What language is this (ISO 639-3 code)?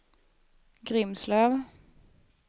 swe